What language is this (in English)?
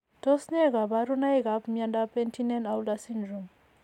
Kalenjin